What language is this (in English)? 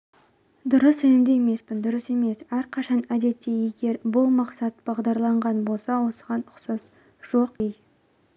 Kazakh